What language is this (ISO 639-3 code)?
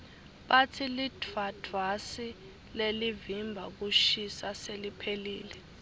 ssw